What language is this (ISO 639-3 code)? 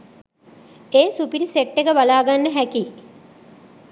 sin